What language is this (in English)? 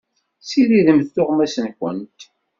Kabyle